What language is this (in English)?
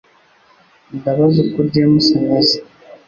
Kinyarwanda